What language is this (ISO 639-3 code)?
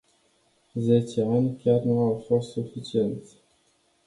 ron